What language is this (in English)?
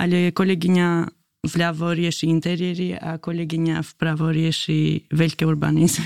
Slovak